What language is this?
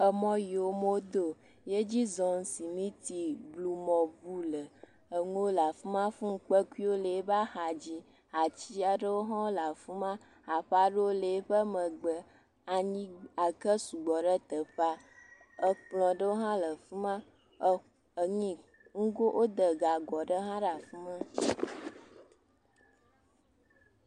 Ewe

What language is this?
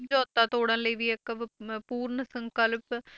Punjabi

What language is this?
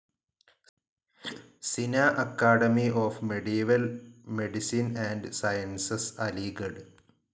Malayalam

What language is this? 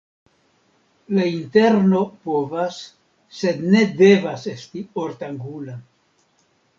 Esperanto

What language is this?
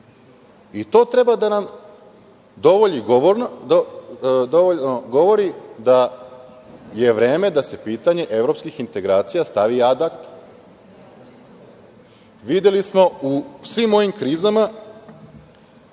Serbian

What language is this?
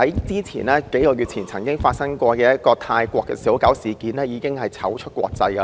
Cantonese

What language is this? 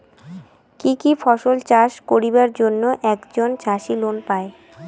Bangla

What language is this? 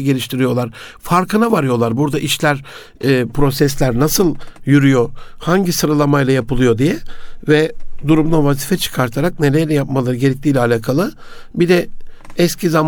Turkish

